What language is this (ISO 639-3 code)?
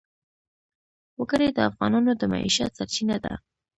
pus